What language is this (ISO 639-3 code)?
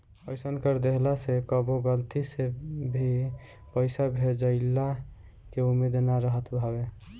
bho